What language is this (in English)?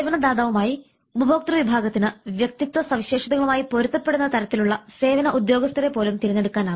Malayalam